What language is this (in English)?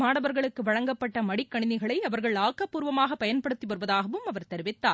Tamil